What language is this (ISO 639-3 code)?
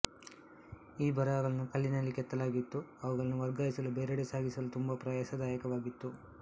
kan